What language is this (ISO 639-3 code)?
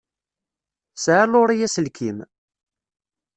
kab